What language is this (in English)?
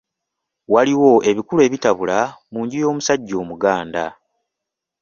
Ganda